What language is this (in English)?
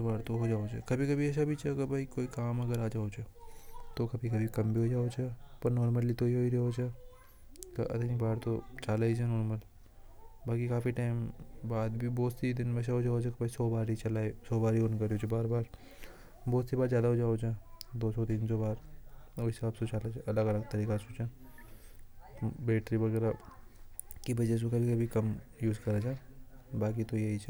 Hadothi